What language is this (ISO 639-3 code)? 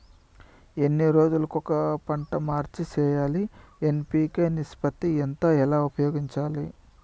tel